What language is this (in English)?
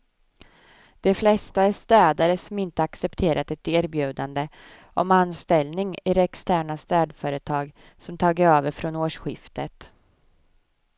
Swedish